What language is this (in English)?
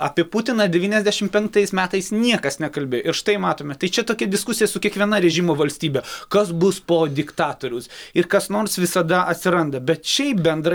Lithuanian